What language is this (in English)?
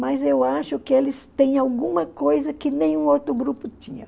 Portuguese